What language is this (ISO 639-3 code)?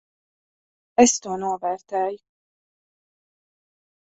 lav